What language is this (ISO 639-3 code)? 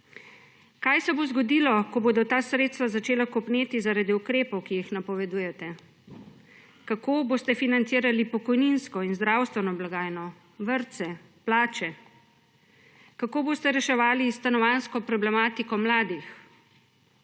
slv